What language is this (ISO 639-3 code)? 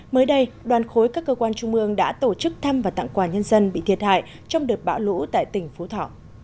vie